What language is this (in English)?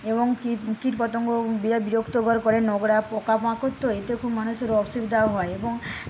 Bangla